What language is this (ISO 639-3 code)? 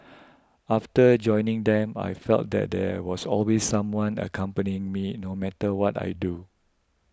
eng